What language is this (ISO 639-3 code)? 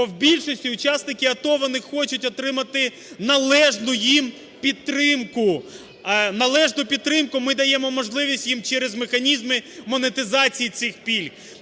ukr